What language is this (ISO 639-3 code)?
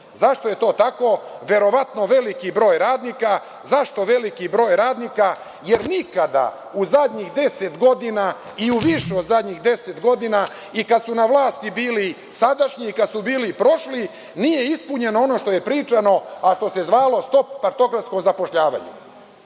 srp